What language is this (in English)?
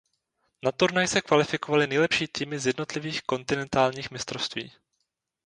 Czech